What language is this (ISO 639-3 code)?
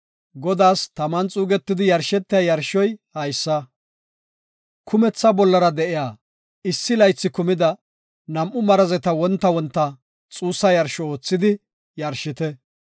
gof